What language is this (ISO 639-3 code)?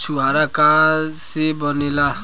bho